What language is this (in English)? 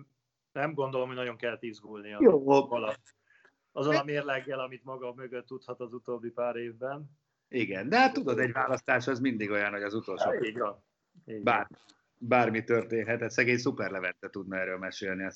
Hungarian